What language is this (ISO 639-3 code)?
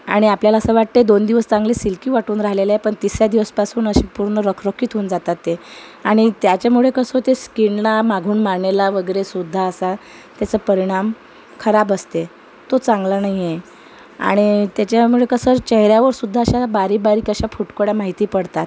mar